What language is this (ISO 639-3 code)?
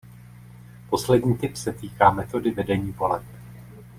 ces